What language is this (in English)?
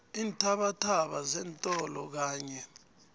South Ndebele